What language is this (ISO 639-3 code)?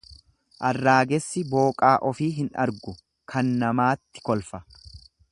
orm